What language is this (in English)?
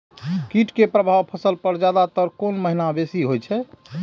Maithili